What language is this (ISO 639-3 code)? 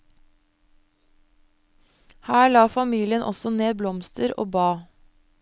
nor